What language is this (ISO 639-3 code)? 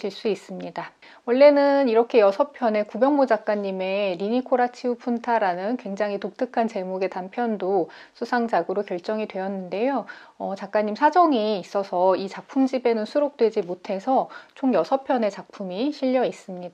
kor